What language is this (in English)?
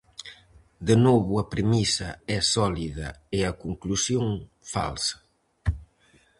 Galician